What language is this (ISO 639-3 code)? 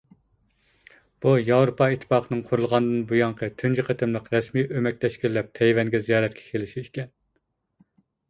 uig